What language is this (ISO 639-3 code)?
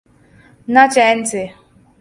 urd